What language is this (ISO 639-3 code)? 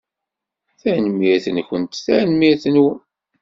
kab